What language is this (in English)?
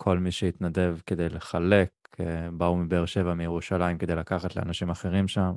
Hebrew